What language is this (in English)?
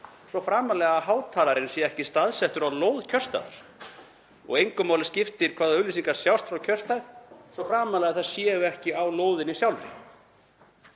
Icelandic